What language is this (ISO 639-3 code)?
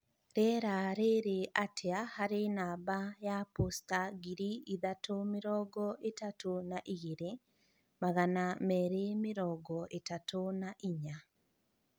kik